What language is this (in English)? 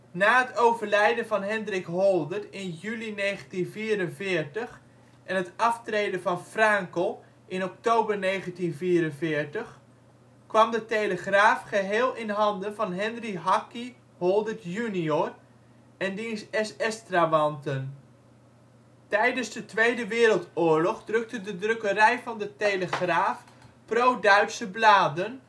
Dutch